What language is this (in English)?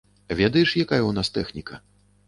Belarusian